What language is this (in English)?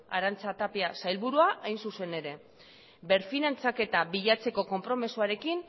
Basque